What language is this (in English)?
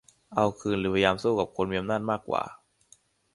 Thai